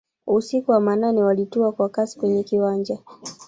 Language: Swahili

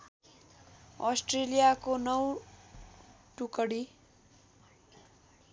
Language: Nepali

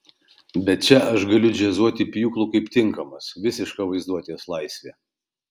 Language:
Lithuanian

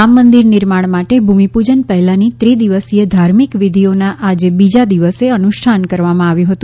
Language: Gujarati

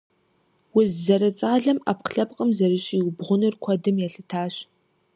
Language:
Kabardian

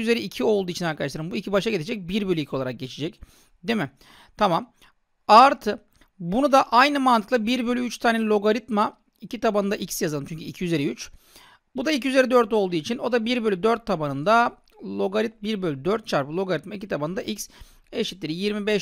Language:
Turkish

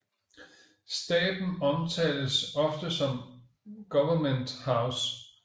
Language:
Danish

